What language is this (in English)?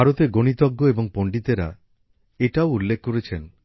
Bangla